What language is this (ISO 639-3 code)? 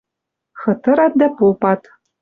mrj